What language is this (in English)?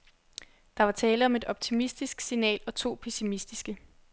Danish